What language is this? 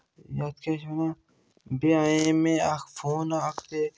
Kashmiri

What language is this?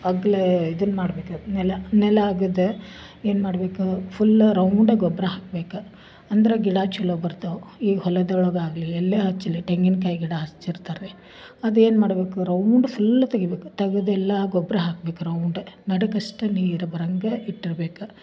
Kannada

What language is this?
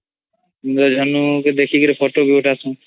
Odia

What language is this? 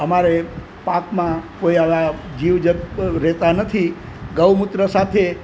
Gujarati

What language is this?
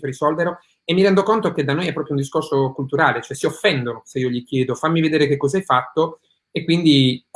Italian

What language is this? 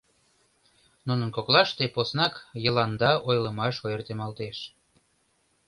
Mari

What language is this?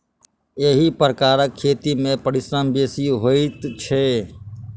Maithili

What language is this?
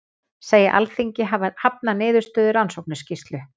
Icelandic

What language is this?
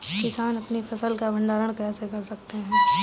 Hindi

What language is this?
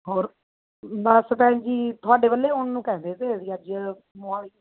Punjabi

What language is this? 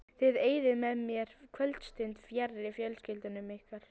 Icelandic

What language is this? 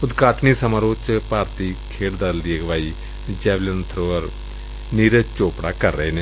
Punjabi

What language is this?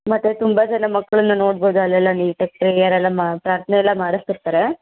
Kannada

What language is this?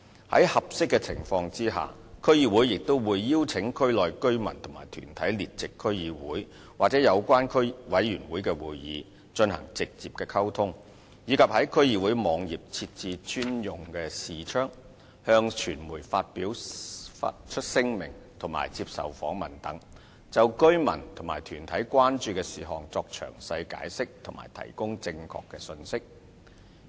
Cantonese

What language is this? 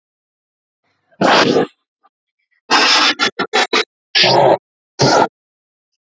Icelandic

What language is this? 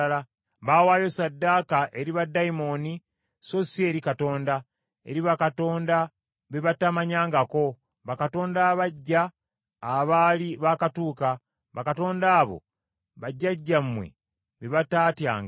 Ganda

